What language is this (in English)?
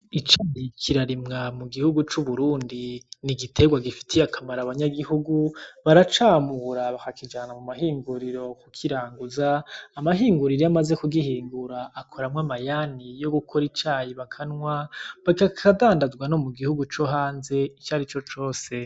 Rundi